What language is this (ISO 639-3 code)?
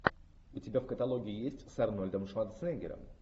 rus